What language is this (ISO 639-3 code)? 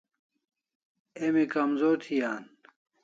kls